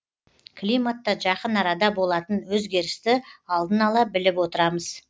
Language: Kazakh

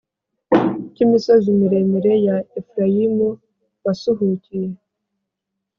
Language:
Kinyarwanda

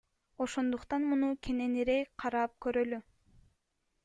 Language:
Kyrgyz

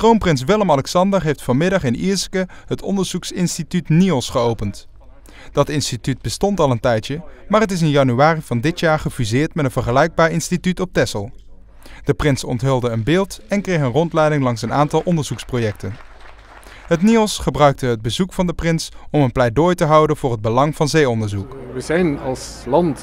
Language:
Dutch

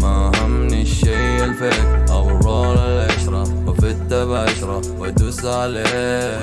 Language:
Arabic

